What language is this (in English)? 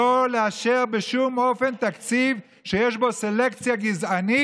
Hebrew